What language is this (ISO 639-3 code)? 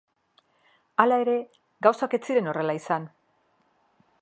eus